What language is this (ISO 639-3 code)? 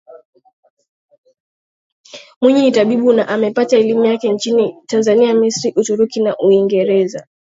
swa